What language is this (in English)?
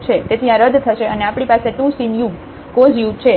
Gujarati